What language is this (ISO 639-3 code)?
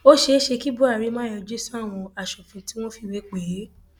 yor